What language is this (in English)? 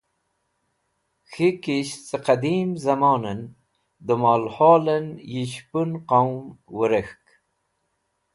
Wakhi